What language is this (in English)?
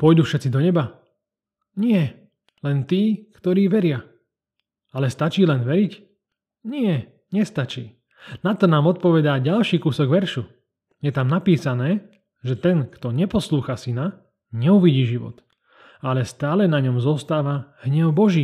Slovak